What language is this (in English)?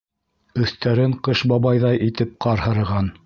Bashkir